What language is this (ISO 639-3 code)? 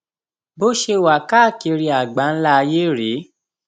yor